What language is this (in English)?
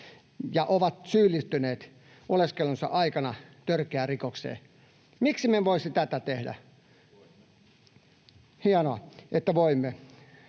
Finnish